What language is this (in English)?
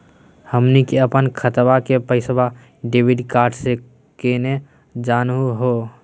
Magahi